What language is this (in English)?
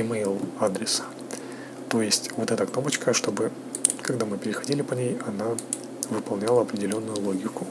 Russian